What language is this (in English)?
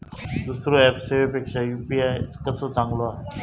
Marathi